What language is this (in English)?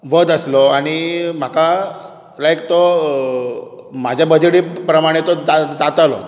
Konkani